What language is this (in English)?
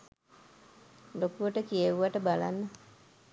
Sinhala